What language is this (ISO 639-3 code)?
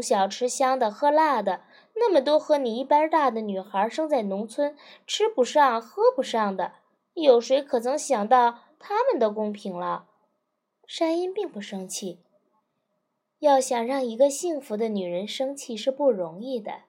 zho